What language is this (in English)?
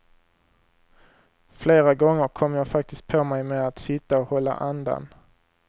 Swedish